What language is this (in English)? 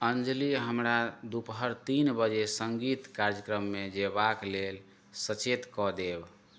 Maithili